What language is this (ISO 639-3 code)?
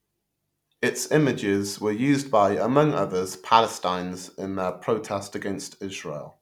eng